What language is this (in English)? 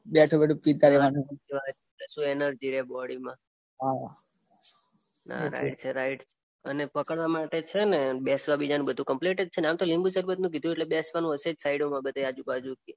Gujarati